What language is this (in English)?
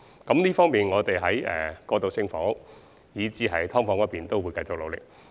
Cantonese